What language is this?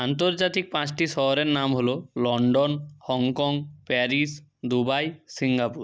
Bangla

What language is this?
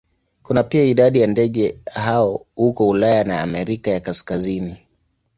Swahili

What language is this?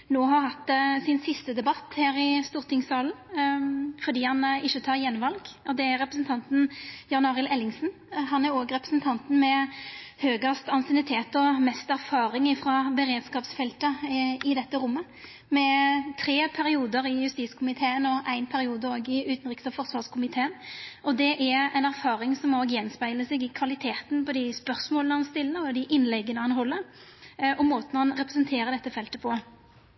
Norwegian Nynorsk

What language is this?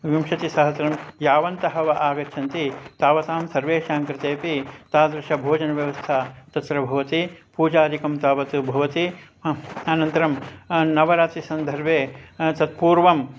Sanskrit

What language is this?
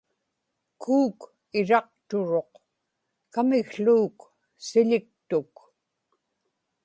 Inupiaq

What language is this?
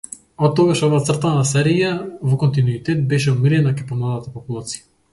Macedonian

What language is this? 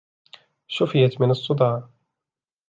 Arabic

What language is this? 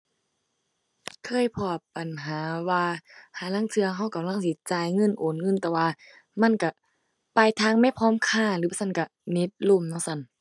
Thai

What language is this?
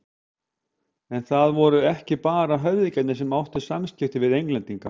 Icelandic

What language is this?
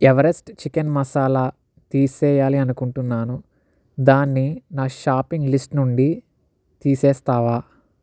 Telugu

